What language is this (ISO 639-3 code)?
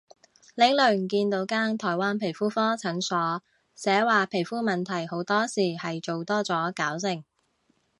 yue